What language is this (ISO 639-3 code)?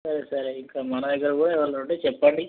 tel